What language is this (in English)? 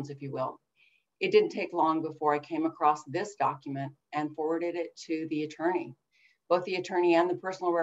English